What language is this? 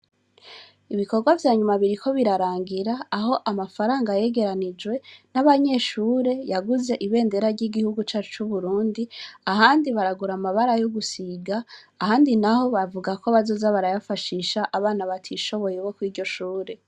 Rundi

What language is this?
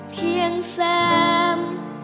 Thai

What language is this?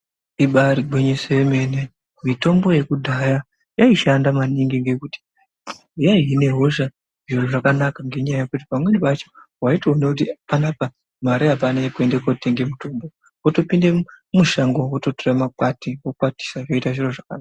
Ndau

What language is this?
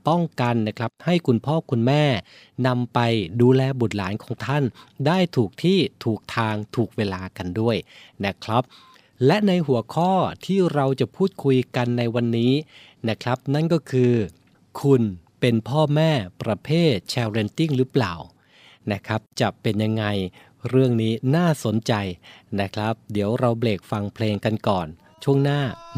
Thai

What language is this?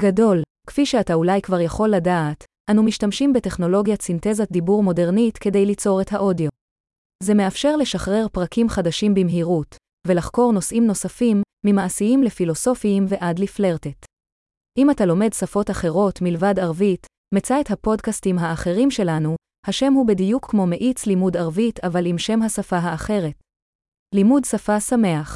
Hebrew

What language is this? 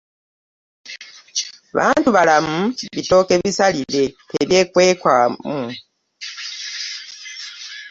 Ganda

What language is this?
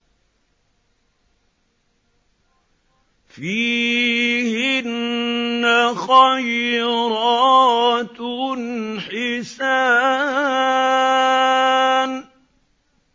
Arabic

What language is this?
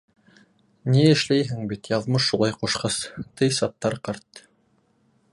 Bashkir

